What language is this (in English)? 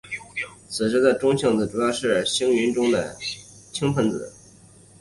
Chinese